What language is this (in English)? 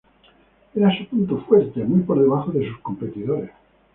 Spanish